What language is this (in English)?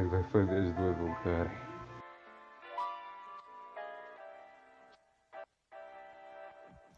Portuguese